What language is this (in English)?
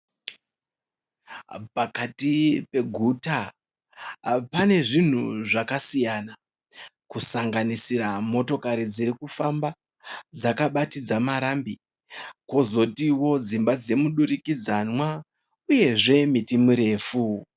Shona